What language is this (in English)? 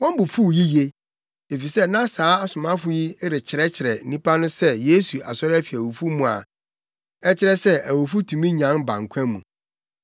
Akan